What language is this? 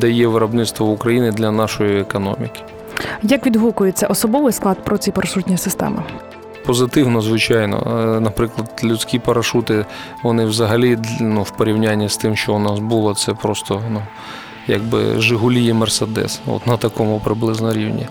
Ukrainian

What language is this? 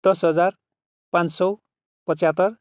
Nepali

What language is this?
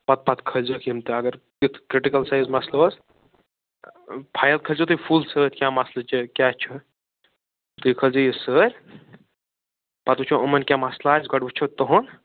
Kashmiri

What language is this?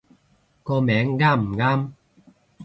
Cantonese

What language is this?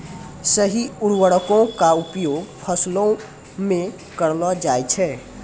Maithili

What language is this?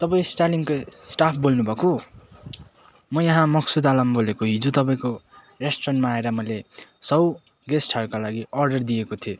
Nepali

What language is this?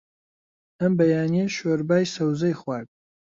Central Kurdish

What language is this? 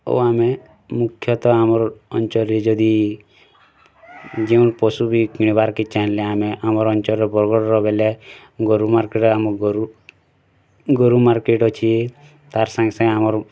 Odia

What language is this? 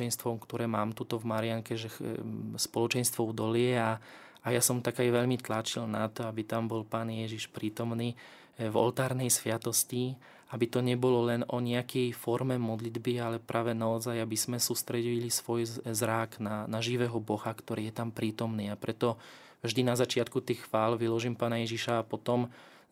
Slovak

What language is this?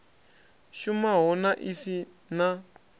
Venda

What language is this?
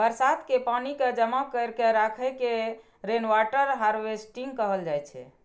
Maithili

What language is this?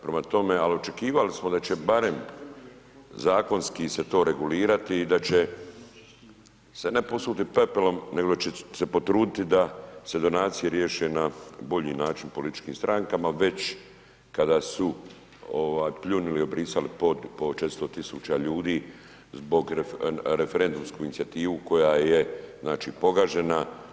Croatian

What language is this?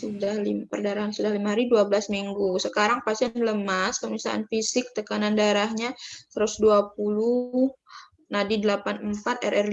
Indonesian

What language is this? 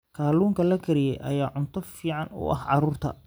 Somali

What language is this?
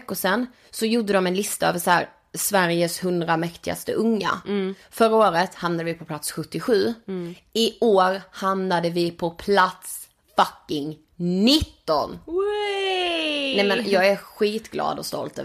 Swedish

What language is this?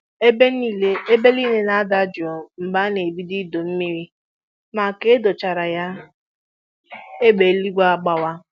Igbo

